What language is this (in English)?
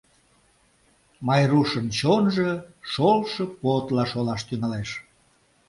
Mari